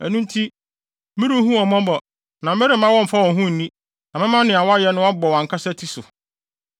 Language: Akan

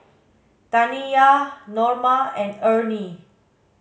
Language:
English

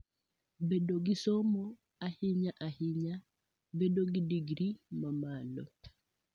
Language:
Luo (Kenya and Tanzania)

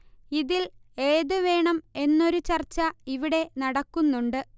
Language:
Malayalam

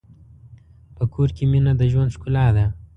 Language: Pashto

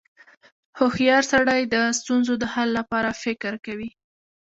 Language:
Pashto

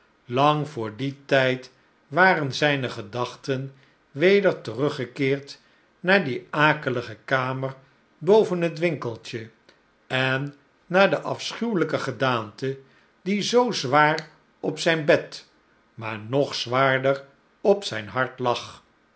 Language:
Dutch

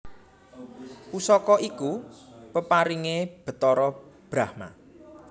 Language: Javanese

